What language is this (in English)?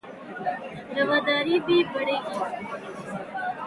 Urdu